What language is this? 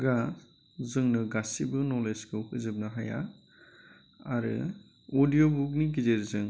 Bodo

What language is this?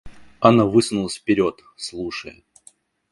Russian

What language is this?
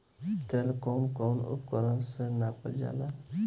Bhojpuri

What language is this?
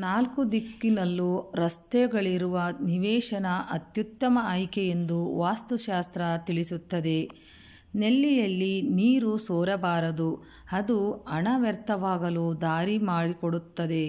Romanian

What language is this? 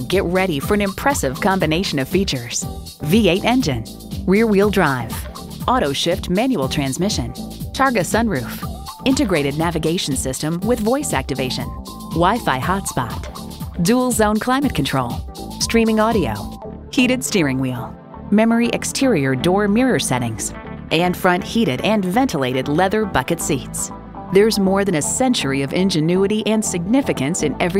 English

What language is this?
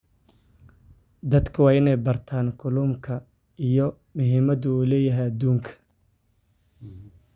Somali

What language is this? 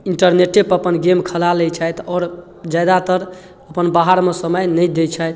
Maithili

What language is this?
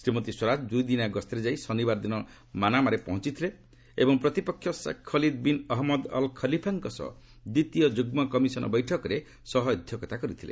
Odia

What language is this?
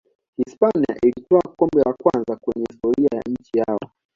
Swahili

